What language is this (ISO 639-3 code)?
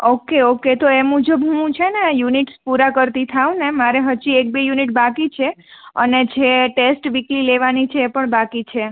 guj